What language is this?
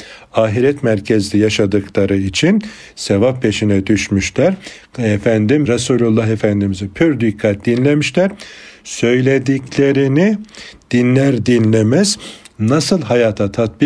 Turkish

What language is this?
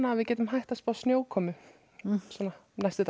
Icelandic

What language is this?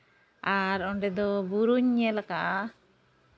Santali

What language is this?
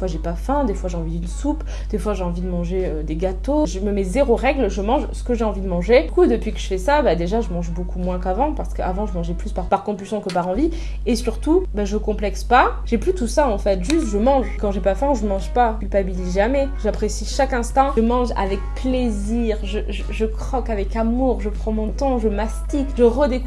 French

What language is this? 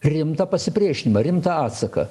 Lithuanian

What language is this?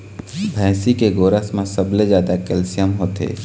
Chhattisgarhi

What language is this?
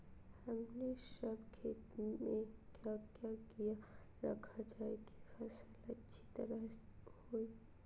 Magahi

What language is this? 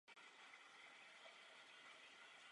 Czech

